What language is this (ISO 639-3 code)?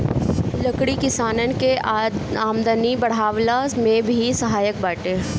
bho